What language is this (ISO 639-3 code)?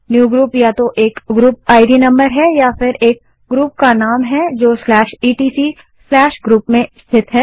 hin